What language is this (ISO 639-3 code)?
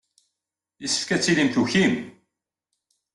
kab